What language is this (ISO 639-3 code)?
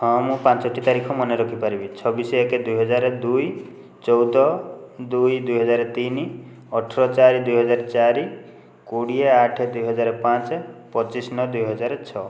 ori